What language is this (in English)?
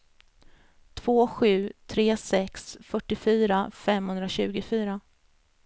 Swedish